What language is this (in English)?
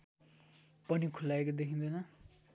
Nepali